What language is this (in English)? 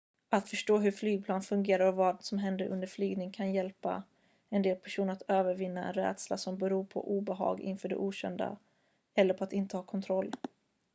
Swedish